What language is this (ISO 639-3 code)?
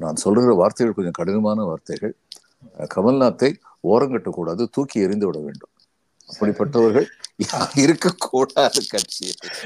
tam